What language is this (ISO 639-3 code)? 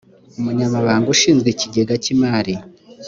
kin